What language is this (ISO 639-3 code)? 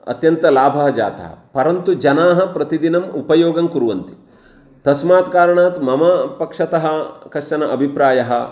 san